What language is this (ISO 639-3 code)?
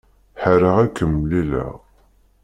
kab